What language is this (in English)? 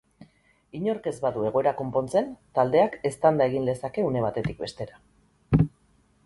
Basque